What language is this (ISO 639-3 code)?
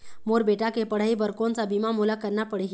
hne